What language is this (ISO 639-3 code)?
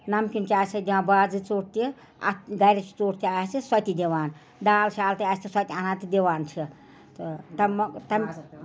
kas